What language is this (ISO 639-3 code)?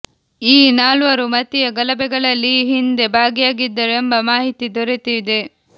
kan